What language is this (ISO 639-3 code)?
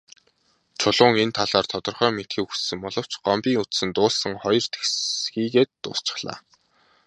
mon